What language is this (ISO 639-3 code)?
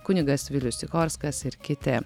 lit